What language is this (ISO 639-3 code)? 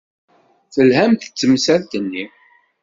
kab